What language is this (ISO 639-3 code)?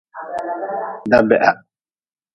nmz